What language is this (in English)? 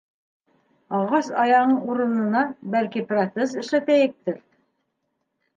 Bashkir